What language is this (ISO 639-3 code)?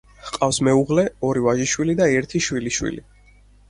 kat